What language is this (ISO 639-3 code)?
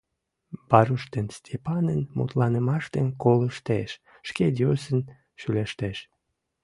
chm